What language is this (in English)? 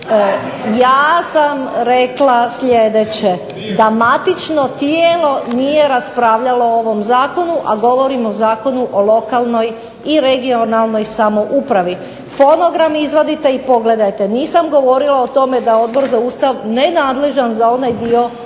Croatian